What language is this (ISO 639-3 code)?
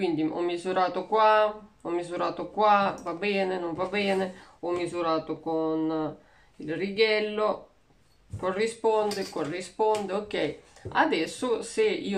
ita